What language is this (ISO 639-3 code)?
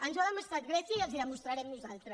cat